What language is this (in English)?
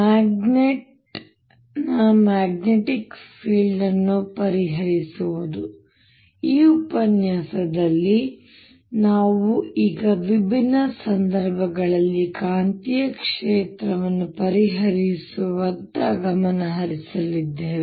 Kannada